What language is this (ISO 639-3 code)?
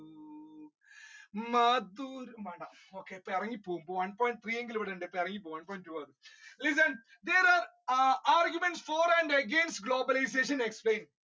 mal